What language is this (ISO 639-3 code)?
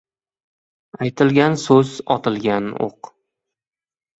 uzb